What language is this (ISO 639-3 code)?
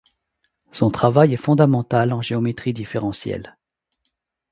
fra